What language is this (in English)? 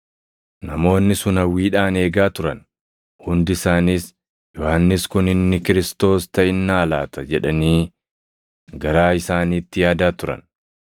Oromo